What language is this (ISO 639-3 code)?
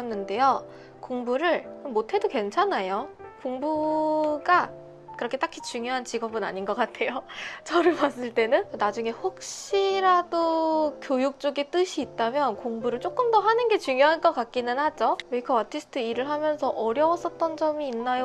kor